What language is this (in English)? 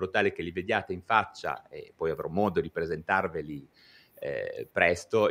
Italian